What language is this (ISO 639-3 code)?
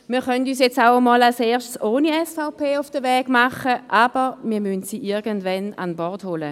gsw